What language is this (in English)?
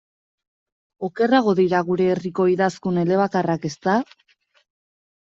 Basque